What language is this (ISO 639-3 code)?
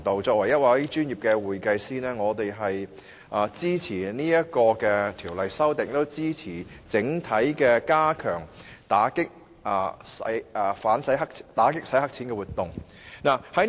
yue